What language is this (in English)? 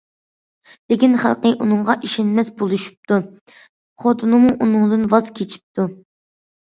Uyghur